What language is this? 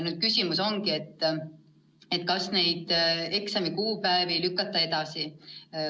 Estonian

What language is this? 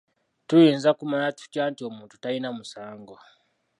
Ganda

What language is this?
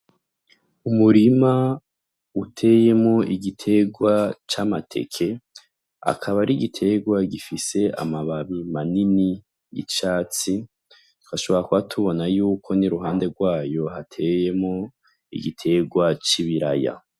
Rundi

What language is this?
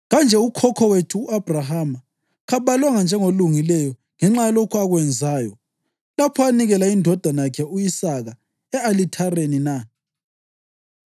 North Ndebele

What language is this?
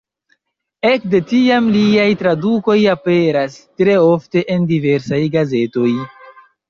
Esperanto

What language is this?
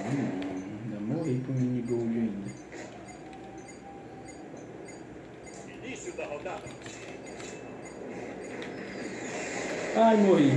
Portuguese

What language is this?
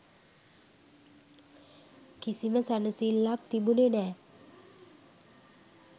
Sinhala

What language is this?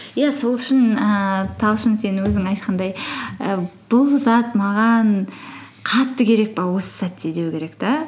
Kazakh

